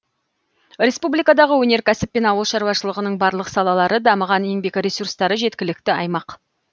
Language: Kazakh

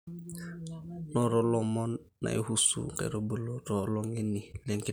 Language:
Masai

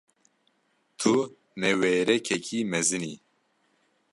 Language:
Kurdish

